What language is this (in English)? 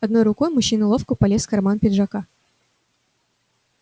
Russian